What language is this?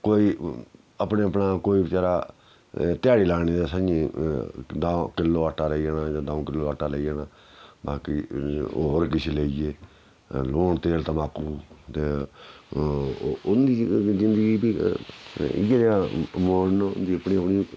Dogri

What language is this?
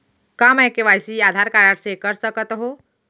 Chhattisgarhi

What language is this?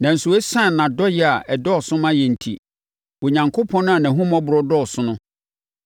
Akan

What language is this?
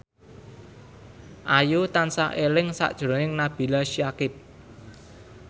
Javanese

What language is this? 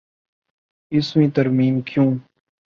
Urdu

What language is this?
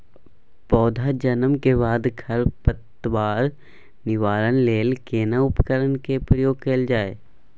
Maithili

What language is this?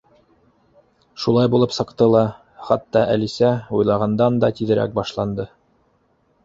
Bashkir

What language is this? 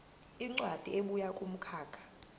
Zulu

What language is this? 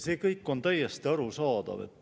Estonian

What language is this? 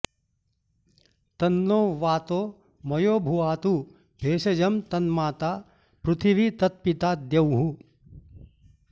Sanskrit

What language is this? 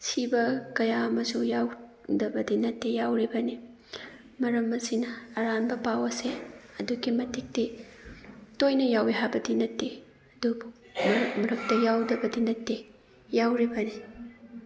Manipuri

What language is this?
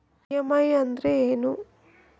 Kannada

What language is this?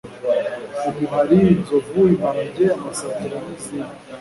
Kinyarwanda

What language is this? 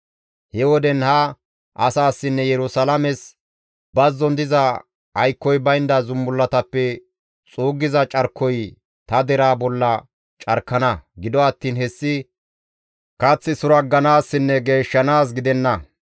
Gamo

